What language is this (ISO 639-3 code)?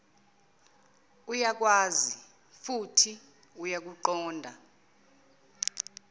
zul